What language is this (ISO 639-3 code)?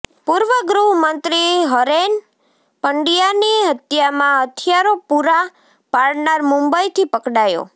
guj